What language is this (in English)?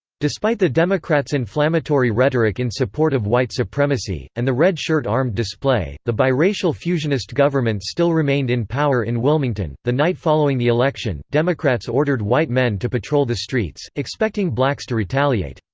English